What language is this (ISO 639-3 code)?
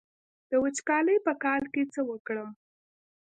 pus